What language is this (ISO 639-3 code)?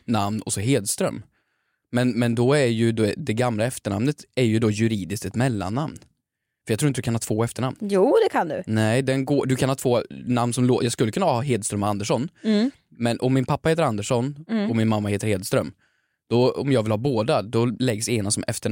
swe